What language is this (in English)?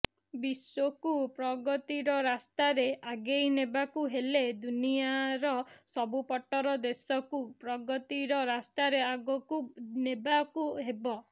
Odia